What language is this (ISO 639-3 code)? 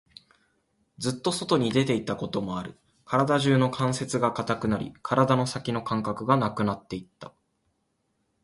jpn